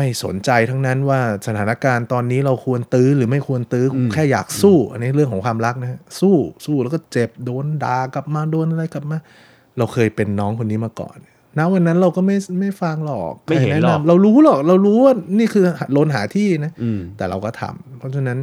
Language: Thai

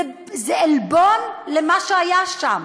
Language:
Hebrew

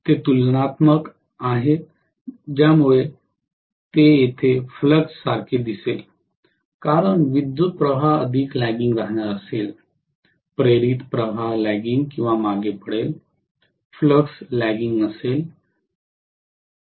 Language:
Marathi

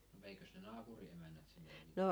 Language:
Finnish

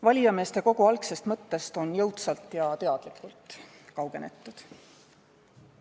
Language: Estonian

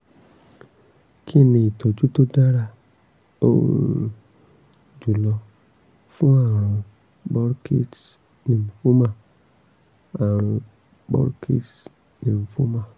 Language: Yoruba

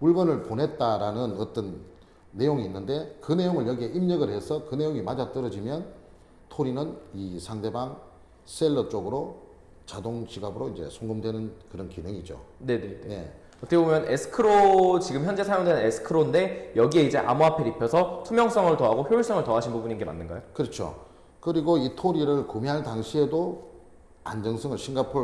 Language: Korean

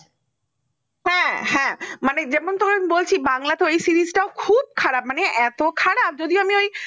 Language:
Bangla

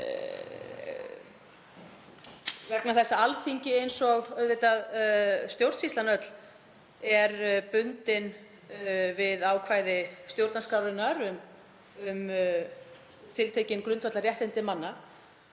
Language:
Icelandic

